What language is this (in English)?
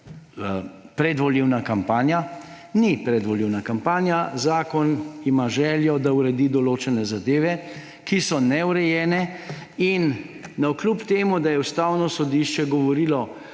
Slovenian